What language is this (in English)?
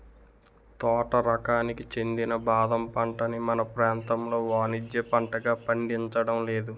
Telugu